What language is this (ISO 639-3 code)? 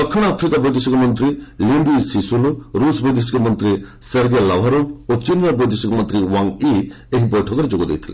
ori